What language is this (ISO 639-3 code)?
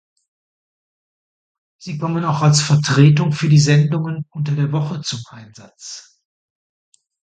deu